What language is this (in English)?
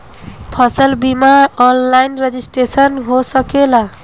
Bhojpuri